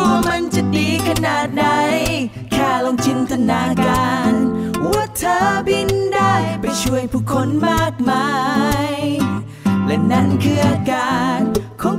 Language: Thai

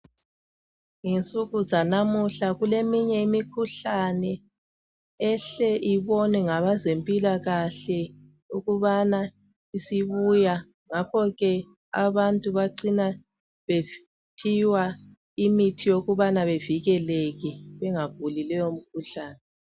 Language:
North Ndebele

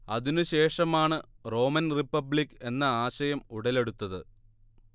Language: Malayalam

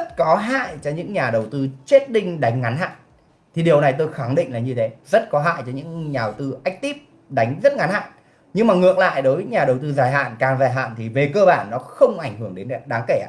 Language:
Vietnamese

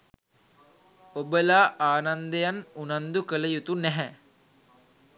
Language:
Sinhala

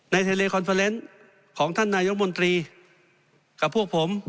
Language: Thai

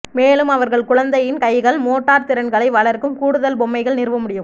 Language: Tamil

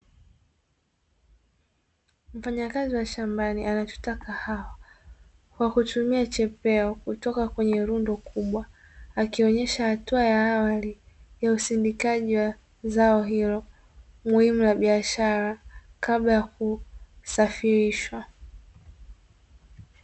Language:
Swahili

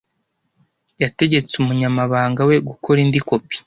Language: Kinyarwanda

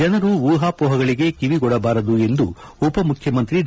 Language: Kannada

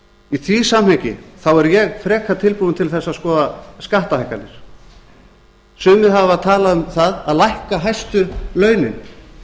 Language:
Icelandic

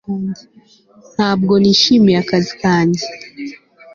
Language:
Kinyarwanda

